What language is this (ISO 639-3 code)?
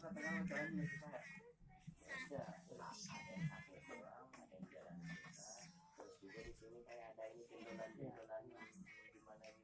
ind